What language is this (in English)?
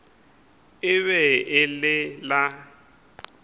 Northern Sotho